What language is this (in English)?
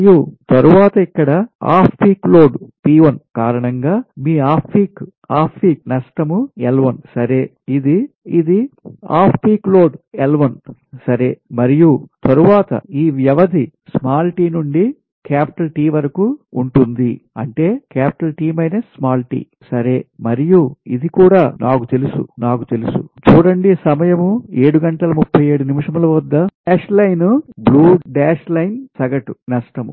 Telugu